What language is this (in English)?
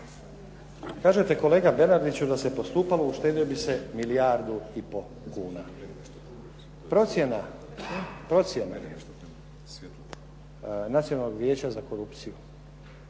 Croatian